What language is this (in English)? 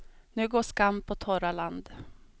Swedish